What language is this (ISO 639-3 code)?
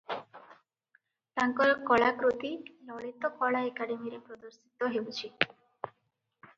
ori